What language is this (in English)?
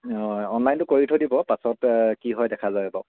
Assamese